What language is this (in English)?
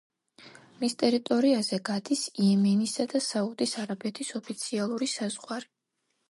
Georgian